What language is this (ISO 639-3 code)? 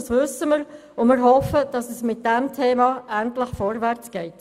gsw